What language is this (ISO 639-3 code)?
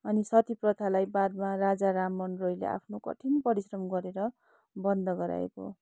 nep